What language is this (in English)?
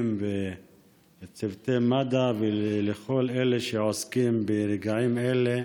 Hebrew